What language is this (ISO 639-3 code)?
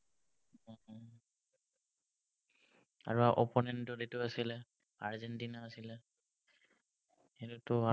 asm